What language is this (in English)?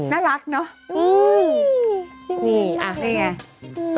Thai